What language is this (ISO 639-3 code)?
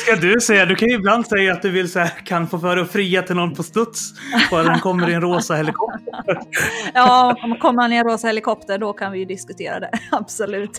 swe